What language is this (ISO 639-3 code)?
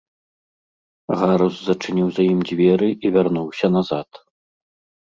bel